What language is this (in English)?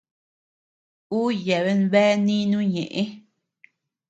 Tepeuxila Cuicatec